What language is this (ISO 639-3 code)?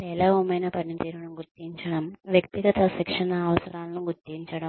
tel